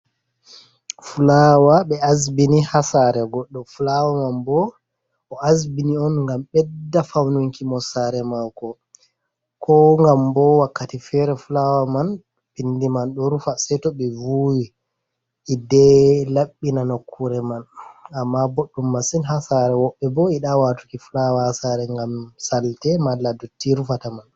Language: Fula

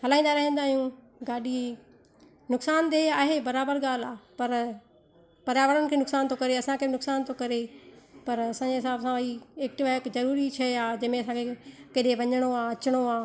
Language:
Sindhi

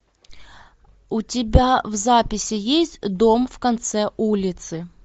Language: Russian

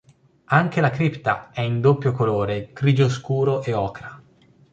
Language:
Italian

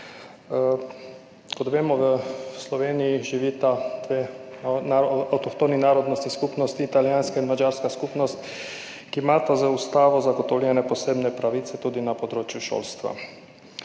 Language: Slovenian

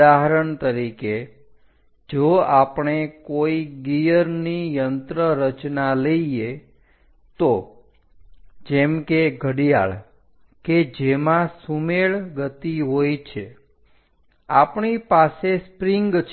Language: Gujarati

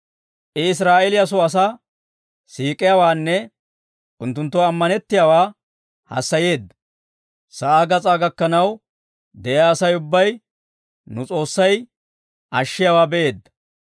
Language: Dawro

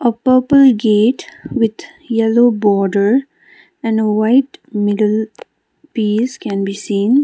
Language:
English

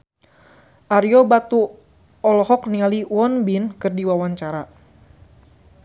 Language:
Sundanese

